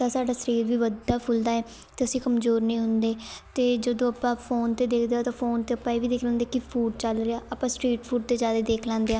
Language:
Punjabi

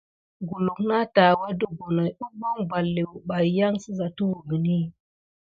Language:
Gidar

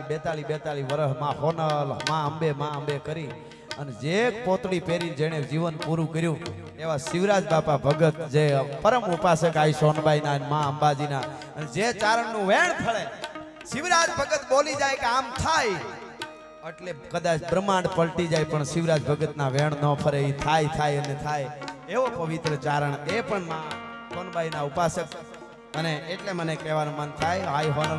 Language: Arabic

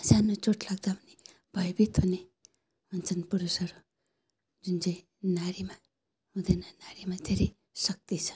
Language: Nepali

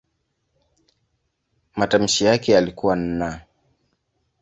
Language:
Swahili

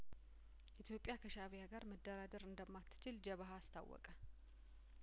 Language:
Amharic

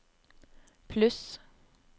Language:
Norwegian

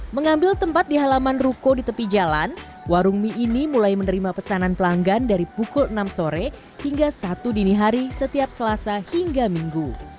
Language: Indonesian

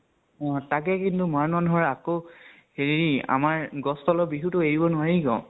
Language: Assamese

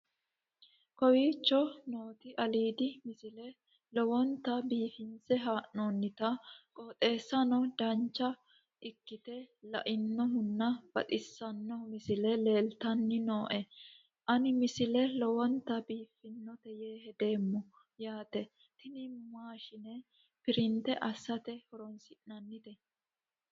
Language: Sidamo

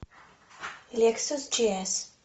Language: Russian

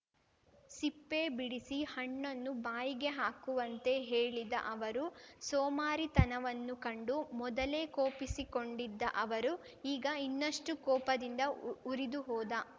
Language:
Kannada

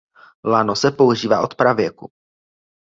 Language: Czech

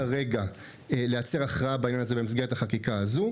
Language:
Hebrew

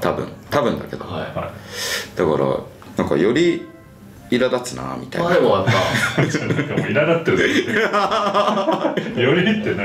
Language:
Japanese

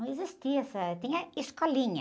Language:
Portuguese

